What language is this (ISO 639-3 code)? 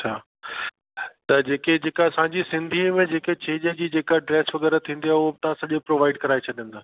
snd